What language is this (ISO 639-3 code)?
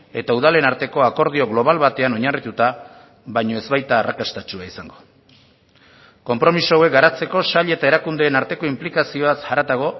eus